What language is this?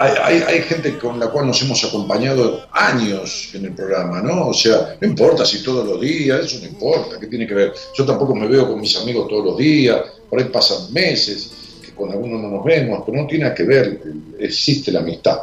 Spanish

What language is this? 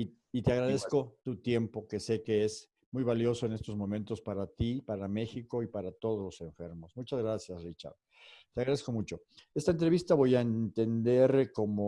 Spanish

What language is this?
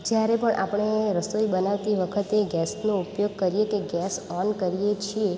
Gujarati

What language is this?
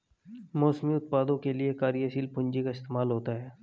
Hindi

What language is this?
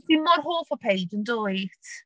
Welsh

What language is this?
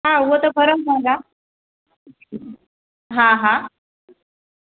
Sindhi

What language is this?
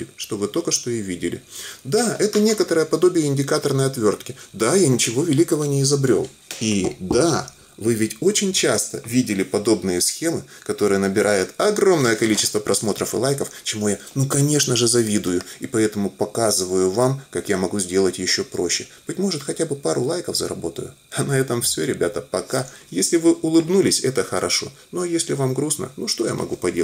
Russian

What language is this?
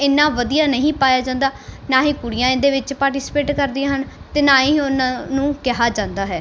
Punjabi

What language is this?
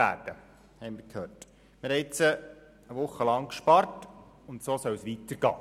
Swiss German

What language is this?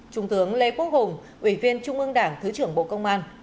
Vietnamese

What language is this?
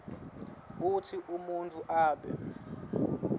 Swati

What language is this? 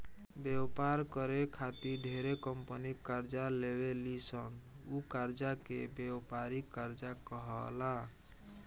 Bhojpuri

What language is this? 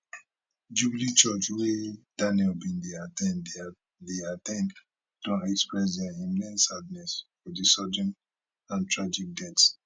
Nigerian Pidgin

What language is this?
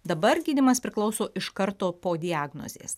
Lithuanian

